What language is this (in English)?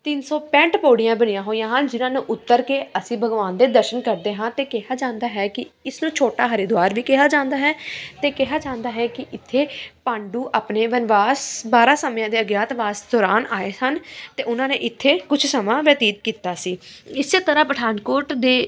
Punjabi